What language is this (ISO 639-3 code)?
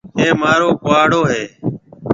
mve